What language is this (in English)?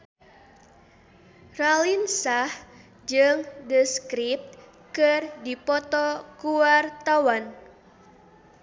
Sundanese